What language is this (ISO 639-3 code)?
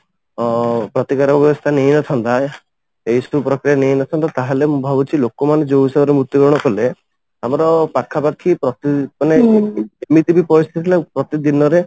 ori